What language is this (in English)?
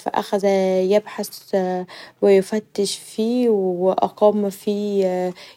Egyptian Arabic